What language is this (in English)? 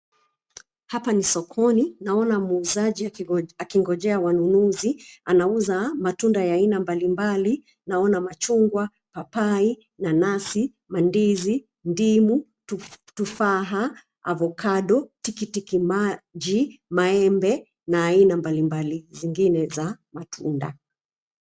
Swahili